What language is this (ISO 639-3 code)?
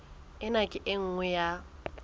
sot